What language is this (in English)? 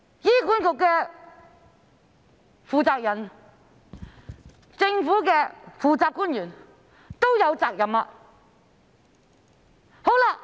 Cantonese